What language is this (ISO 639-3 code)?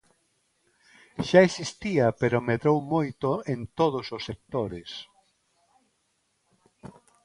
glg